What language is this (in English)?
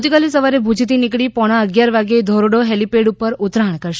Gujarati